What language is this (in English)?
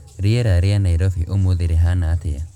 Kikuyu